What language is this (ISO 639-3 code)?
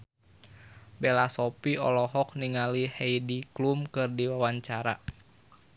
sun